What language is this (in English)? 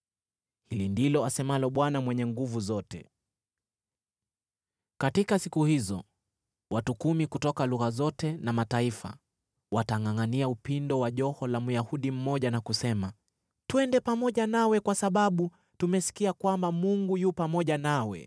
Swahili